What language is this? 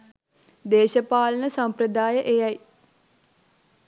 Sinhala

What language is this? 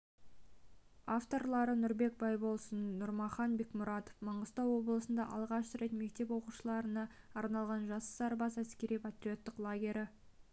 Kazakh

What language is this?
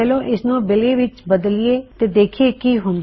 Punjabi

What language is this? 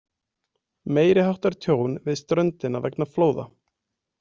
Icelandic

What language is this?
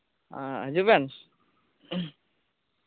Santali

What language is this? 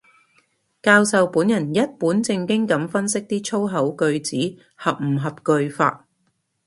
Cantonese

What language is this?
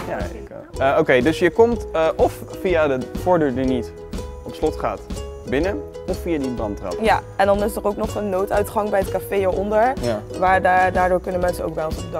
Dutch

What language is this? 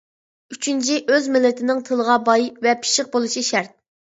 Uyghur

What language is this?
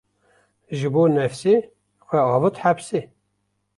Kurdish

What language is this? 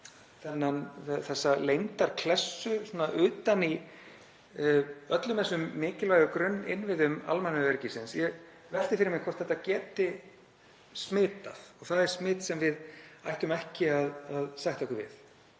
Icelandic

